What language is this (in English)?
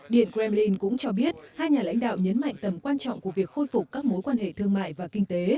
Vietnamese